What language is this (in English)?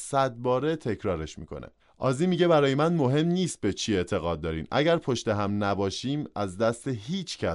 Persian